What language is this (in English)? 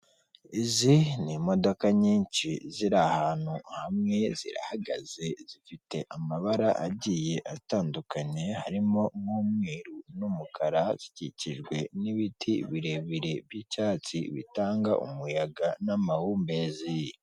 Kinyarwanda